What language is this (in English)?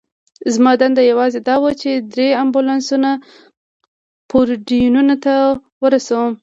Pashto